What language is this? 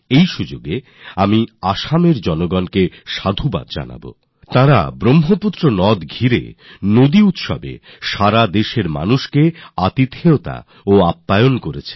Bangla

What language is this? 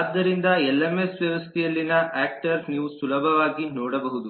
Kannada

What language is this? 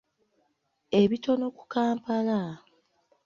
Ganda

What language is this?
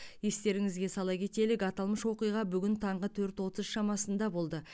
Kazakh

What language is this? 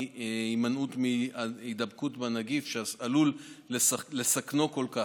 Hebrew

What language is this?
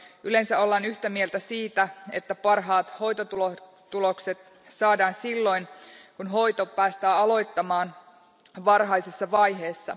Finnish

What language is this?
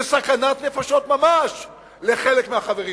Hebrew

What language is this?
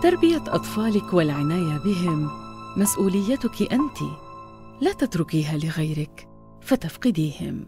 Arabic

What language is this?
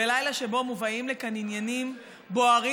Hebrew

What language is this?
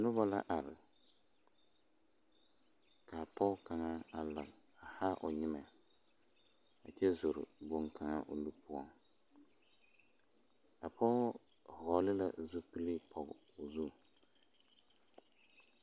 Southern Dagaare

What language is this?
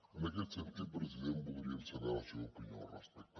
Catalan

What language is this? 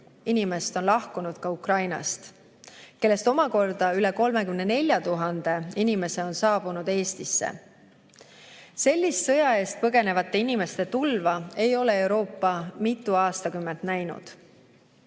Estonian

